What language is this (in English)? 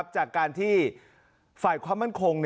Thai